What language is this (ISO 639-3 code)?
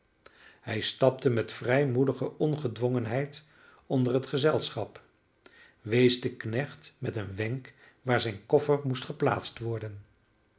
nld